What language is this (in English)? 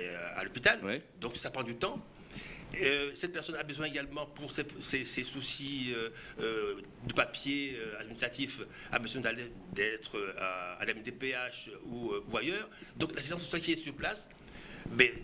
French